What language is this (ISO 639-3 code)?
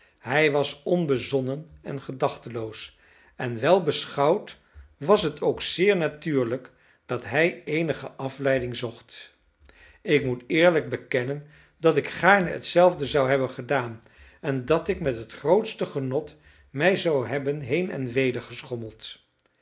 nld